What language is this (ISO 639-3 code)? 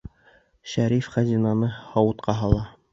bak